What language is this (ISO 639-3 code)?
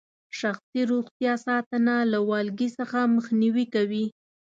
pus